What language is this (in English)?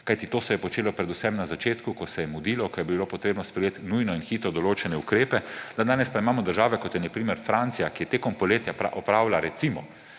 Slovenian